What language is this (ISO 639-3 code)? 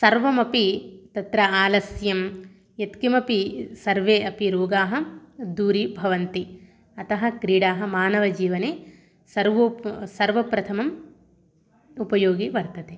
san